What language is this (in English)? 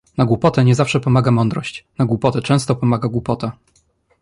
Polish